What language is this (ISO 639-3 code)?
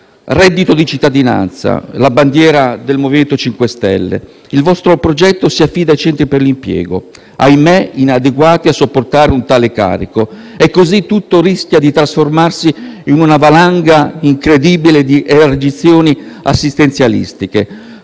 ita